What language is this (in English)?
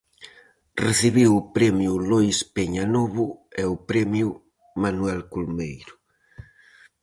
Galician